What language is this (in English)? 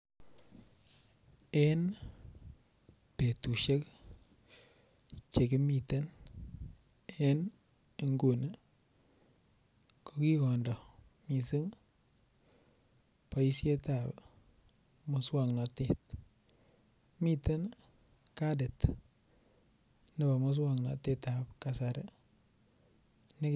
Kalenjin